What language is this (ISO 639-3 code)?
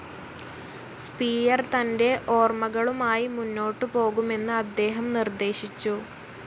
mal